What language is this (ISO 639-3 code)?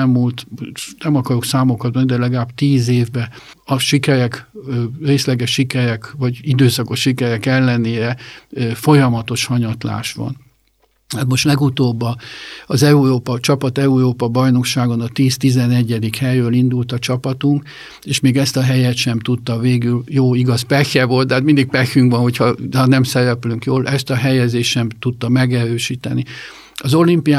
hun